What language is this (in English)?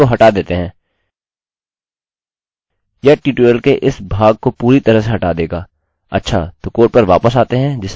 Hindi